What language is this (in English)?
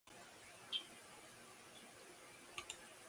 Japanese